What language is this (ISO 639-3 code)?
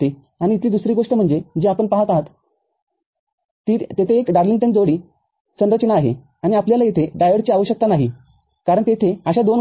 mar